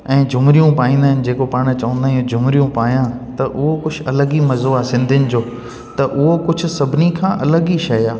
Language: Sindhi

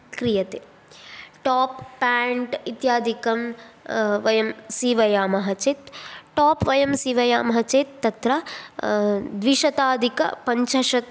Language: Sanskrit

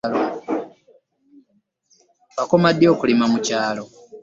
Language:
Ganda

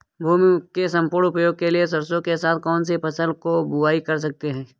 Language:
Hindi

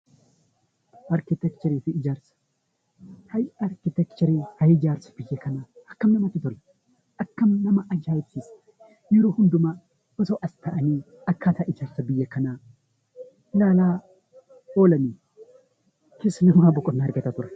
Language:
Oromo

